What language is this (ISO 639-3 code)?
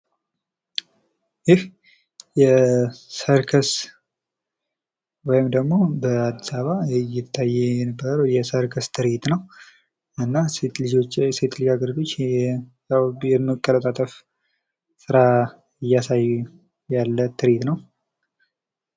amh